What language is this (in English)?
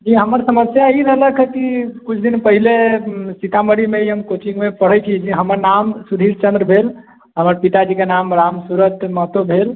Maithili